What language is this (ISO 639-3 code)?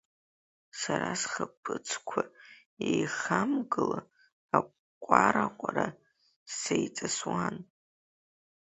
abk